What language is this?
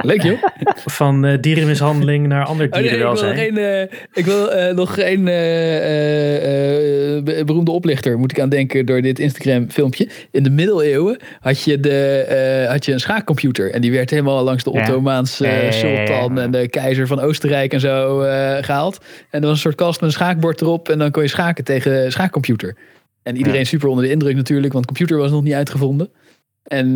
Dutch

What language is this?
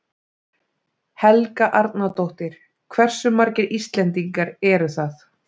Icelandic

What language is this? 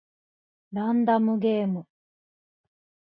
Japanese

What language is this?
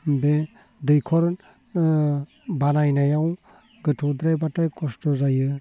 Bodo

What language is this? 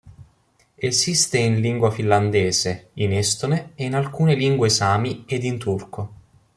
Italian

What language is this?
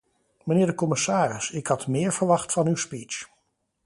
Dutch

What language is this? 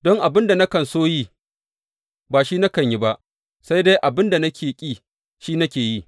Hausa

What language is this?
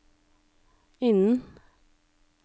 Norwegian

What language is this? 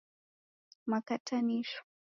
Taita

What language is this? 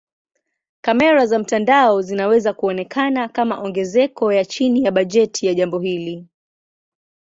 Swahili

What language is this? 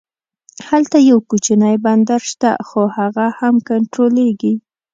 Pashto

